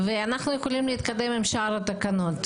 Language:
Hebrew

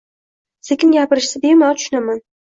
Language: Uzbek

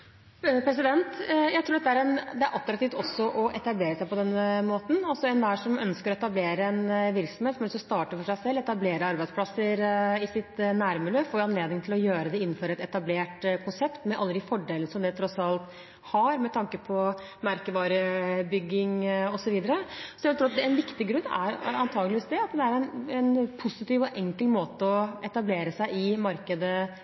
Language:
Norwegian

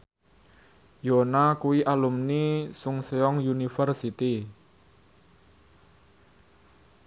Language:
Javanese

